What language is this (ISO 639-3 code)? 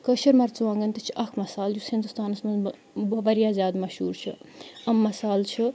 kas